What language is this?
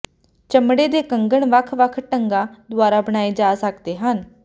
Punjabi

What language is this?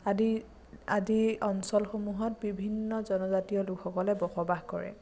Assamese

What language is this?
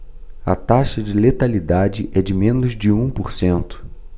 Portuguese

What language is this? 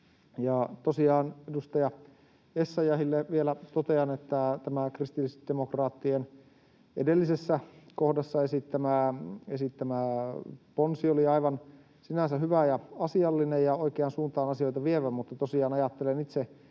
Finnish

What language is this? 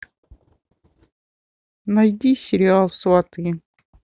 Russian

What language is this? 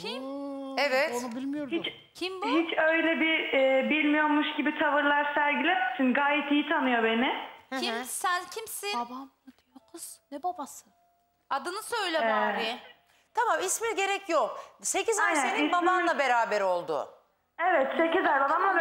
Turkish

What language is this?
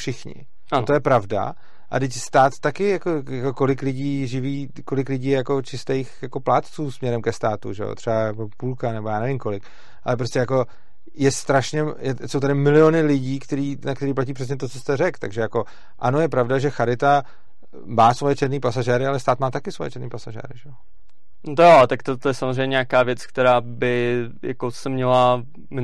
Czech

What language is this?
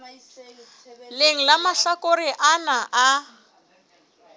Southern Sotho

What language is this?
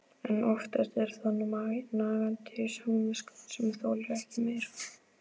Icelandic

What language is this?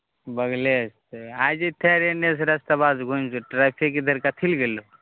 Maithili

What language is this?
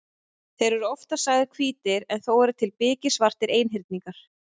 Icelandic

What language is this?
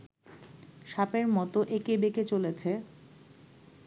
Bangla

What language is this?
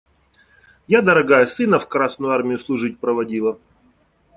Russian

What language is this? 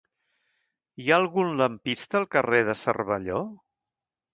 Catalan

